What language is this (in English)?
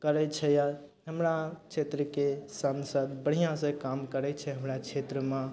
Maithili